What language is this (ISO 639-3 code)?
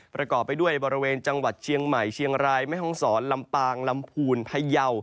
tha